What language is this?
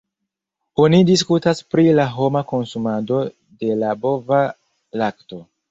Esperanto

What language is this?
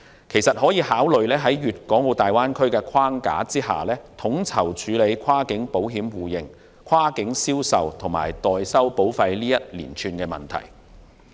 Cantonese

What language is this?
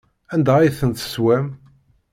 Kabyle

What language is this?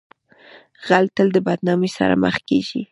Pashto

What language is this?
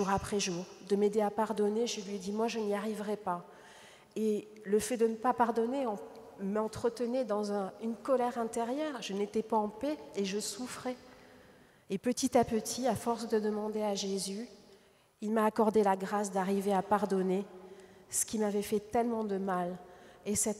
French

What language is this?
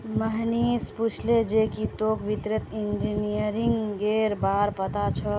Magahi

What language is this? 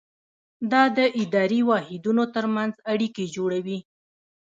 Pashto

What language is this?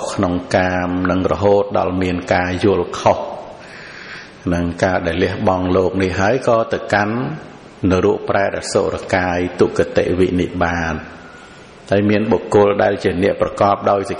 Vietnamese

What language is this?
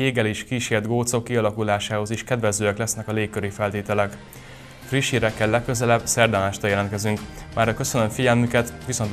Hungarian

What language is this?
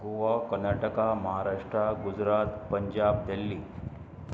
Konkani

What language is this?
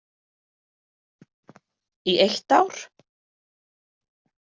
Icelandic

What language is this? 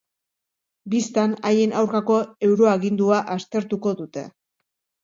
Basque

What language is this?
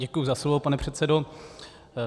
Czech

